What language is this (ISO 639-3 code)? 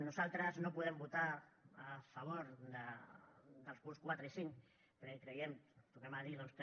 cat